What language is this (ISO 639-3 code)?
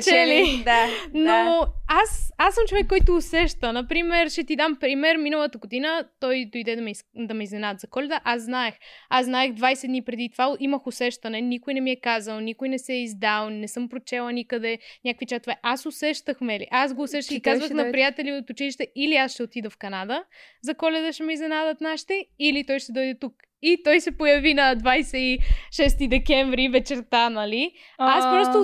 bul